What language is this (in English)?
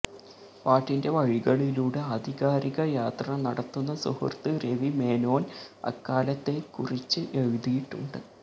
Malayalam